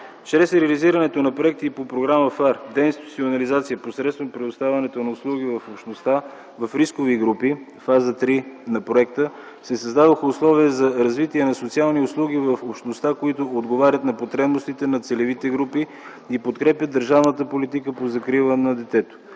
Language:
Bulgarian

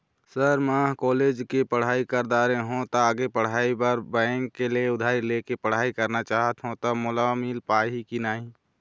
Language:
Chhattisgarhi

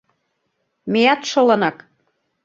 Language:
Mari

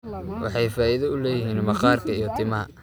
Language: Somali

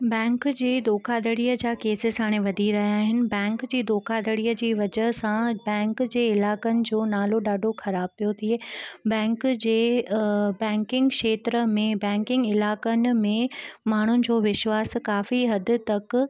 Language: Sindhi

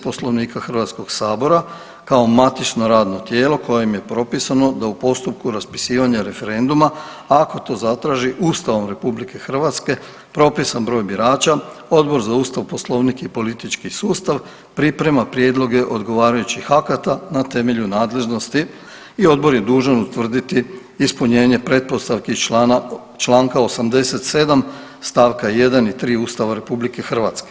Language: Croatian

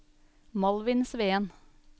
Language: Norwegian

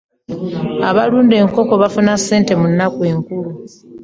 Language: Ganda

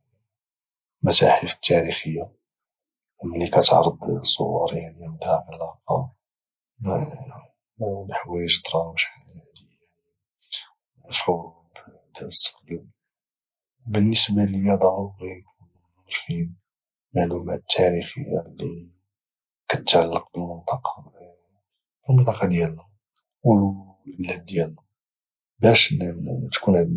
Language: Moroccan Arabic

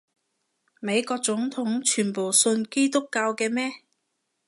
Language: Cantonese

